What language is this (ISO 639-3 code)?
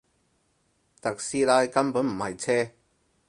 yue